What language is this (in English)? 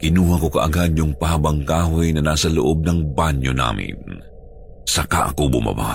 Filipino